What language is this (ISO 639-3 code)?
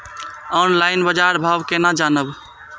mai